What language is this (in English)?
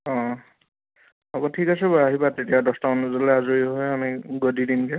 Assamese